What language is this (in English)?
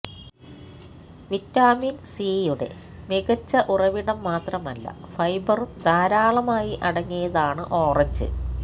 Malayalam